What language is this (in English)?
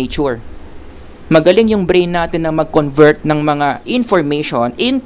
Filipino